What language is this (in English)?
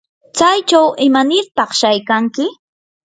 Yanahuanca Pasco Quechua